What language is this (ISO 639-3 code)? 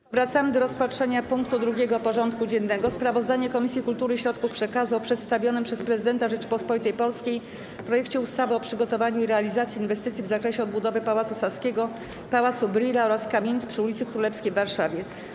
pol